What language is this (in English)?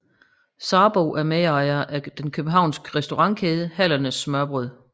Danish